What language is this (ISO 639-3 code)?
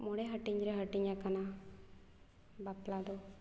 sat